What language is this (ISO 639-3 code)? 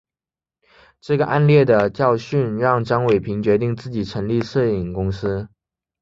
zho